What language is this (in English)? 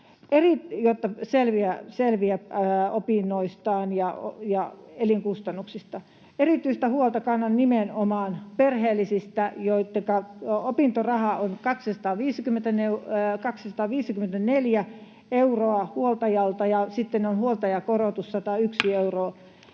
Finnish